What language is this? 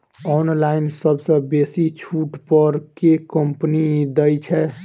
Maithili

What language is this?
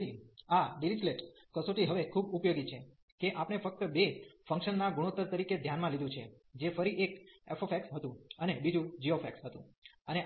Gujarati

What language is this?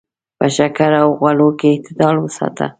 Pashto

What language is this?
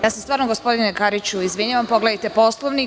Serbian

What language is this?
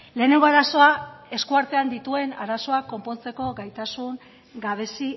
Basque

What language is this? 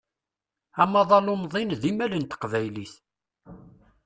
Kabyle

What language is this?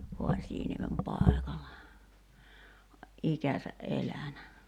Finnish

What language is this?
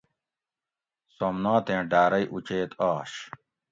Gawri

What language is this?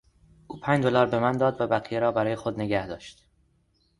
Persian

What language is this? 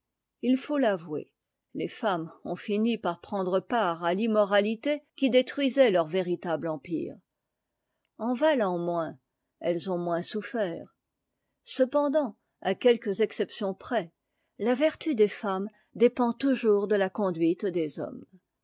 French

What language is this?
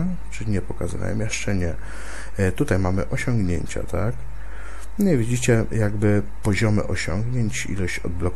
Polish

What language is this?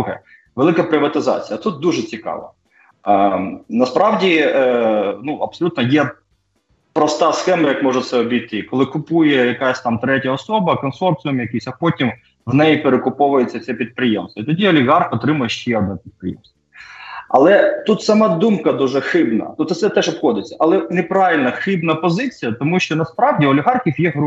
Ukrainian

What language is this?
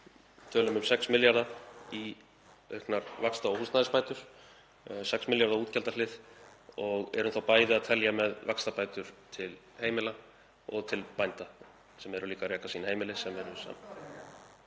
Icelandic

